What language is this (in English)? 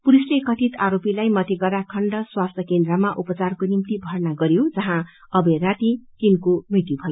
Nepali